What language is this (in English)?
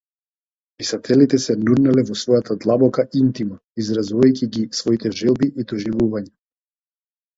Macedonian